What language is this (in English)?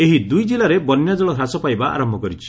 Odia